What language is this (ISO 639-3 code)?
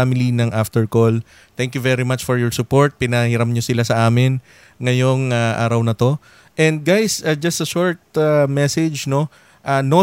fil